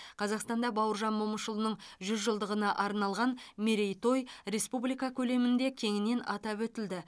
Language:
Kazakh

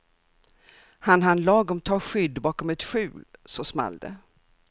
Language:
Swedish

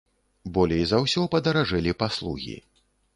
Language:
Belarusian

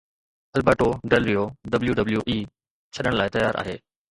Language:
Sindhi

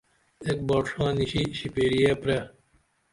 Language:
Dameli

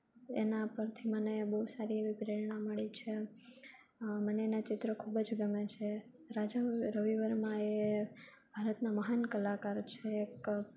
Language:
Gujarati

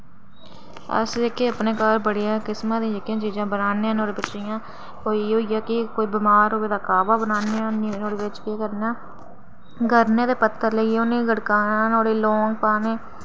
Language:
Dogri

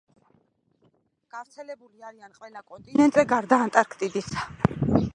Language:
Georgian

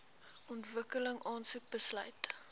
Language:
Afrikaans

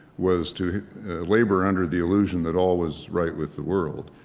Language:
English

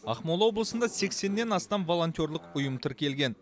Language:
Kazakh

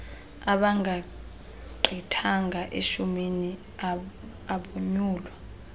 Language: Xhosa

